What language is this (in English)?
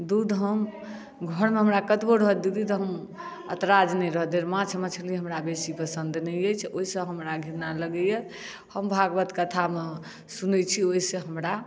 Maithili